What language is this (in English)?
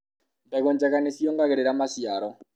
Kikuyu